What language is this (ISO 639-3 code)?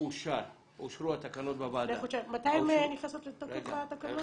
heb